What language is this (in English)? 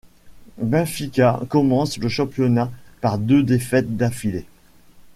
French